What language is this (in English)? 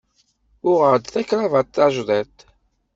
Kabyle